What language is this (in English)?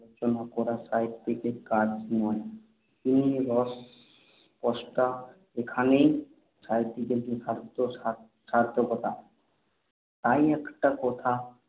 Bangla